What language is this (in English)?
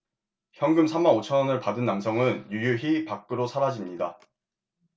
Korean